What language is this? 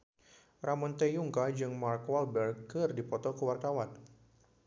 Sundanese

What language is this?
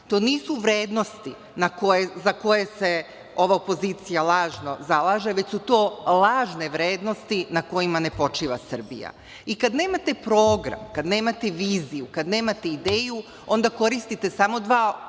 Serbian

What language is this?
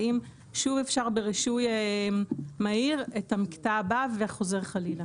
Hebrew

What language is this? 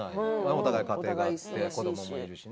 Japanese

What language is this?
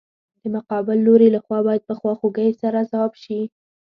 Pashto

